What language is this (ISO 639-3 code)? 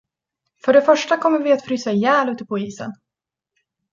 swe